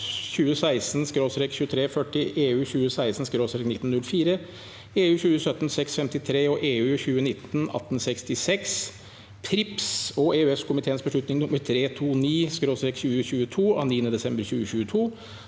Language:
Norwegian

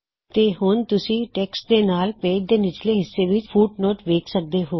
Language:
Punjabi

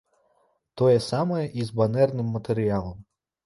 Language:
Belarusian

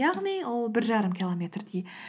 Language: Kazakh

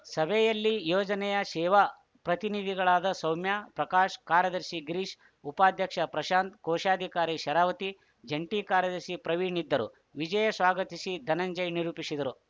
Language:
Kannada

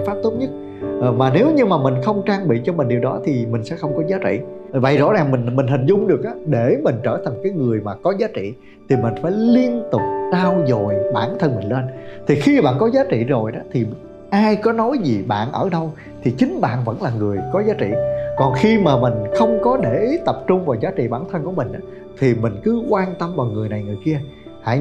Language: Vietnamese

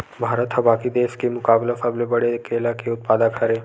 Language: Chhattisgarhi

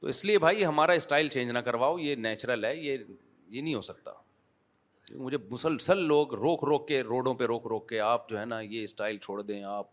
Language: Urdu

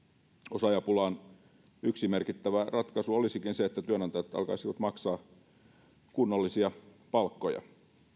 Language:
Finnish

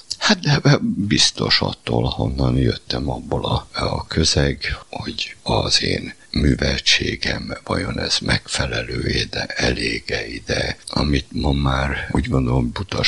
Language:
Hungarian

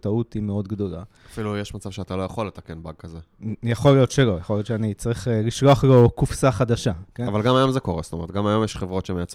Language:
Hebrew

